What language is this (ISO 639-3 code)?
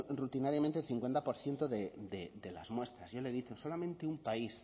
spa